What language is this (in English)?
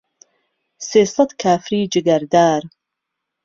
Central Kurdish